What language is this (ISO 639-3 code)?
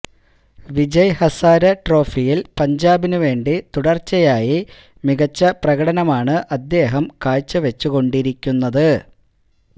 mal